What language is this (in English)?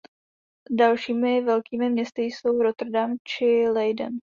Czech